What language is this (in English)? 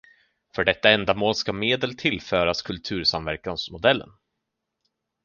Swedish